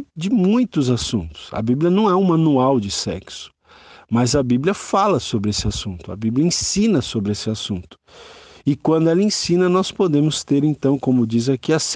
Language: Portuguese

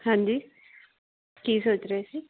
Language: Punjabi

